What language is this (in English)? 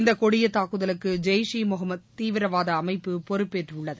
Tamil